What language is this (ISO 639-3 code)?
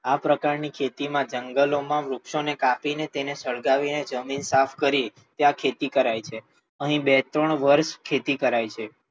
guj